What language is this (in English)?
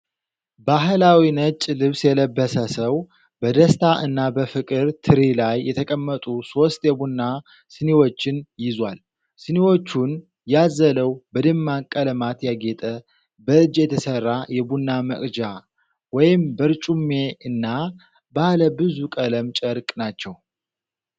Amharic